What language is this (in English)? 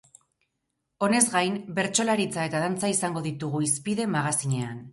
Basque